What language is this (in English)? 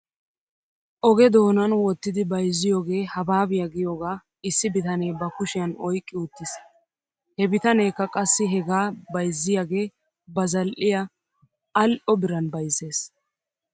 Wolaytta